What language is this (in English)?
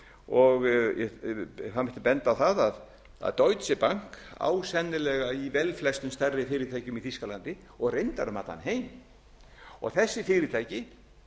Icelandic